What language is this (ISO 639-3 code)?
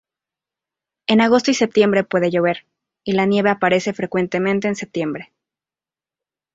spa